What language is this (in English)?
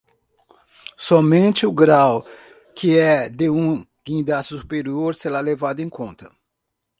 Portuguese